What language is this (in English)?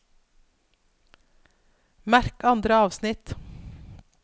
Norwegian